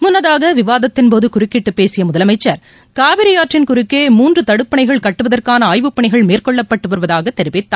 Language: Tamil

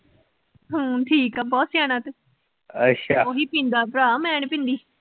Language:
Punjabi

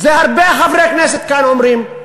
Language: Hebrew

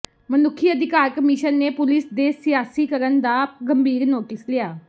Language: Punjabi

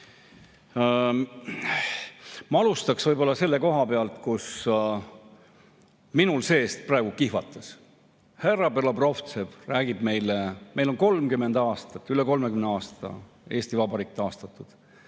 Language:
Estonian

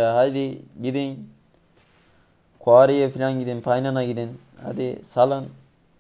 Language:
Turkish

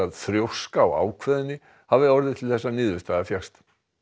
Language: Icelandic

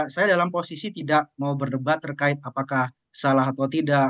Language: Indonesian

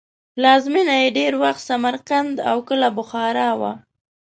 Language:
Pashto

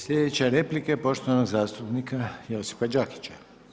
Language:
Croatian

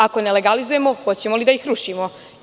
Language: Serbian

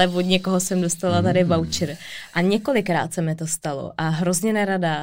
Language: Czech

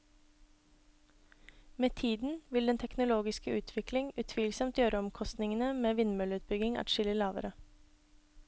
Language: Norwegian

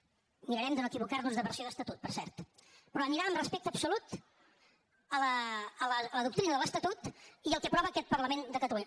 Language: Catalan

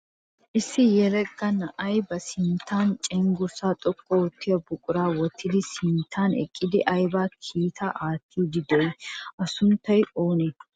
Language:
Wolaytta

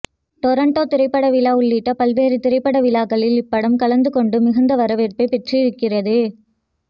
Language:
Tamil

